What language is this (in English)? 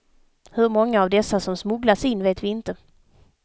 Swedish